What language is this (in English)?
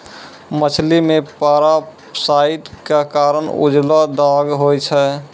Maithili